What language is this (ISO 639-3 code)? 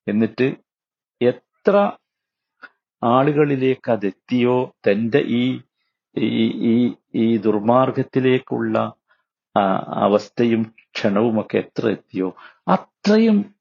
mal